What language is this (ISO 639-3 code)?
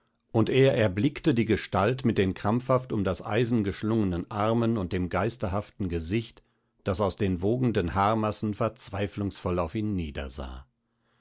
deu